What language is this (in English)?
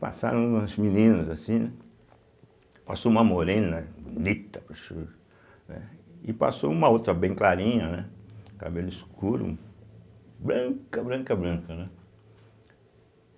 Portuguese